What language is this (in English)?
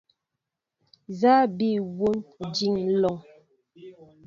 Mbo (Cameroon)